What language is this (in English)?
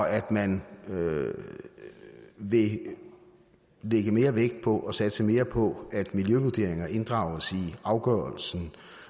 Danish